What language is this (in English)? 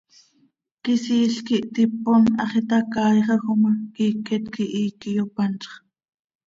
Seri